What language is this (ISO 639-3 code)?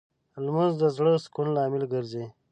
pus